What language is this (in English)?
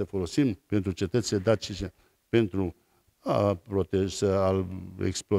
Romanian